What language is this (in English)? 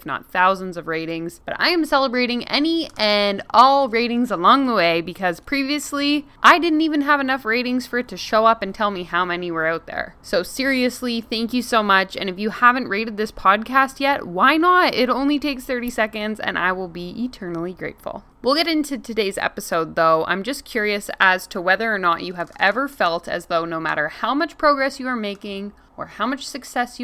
English